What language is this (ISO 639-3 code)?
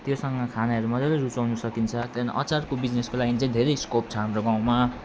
nep